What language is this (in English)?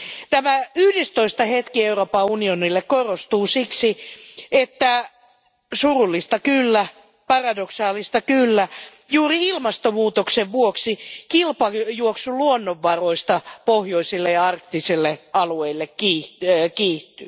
Finnish